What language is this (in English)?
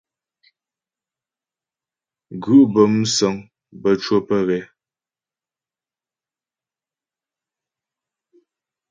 Ghomala